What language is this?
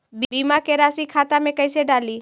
Magahi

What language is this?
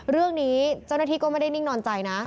Thai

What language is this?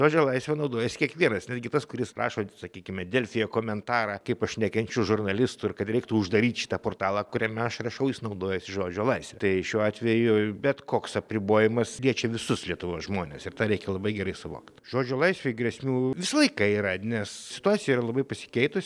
Lithuanian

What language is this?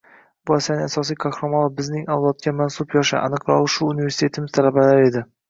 Uzbek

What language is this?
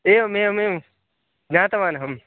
Sanskrit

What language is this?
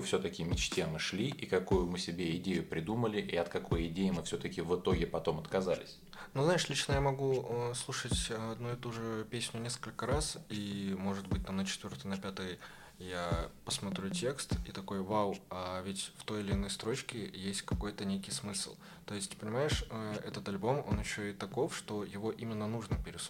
Russian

